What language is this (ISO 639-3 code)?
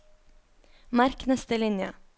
nor